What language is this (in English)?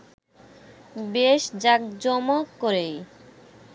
Bangla